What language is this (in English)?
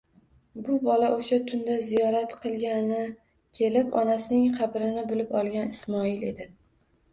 Uzbek